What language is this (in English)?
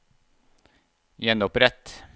Norwegian